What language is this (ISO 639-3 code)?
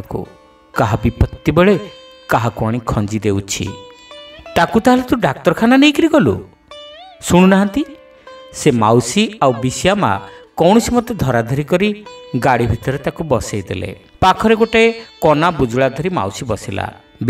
ben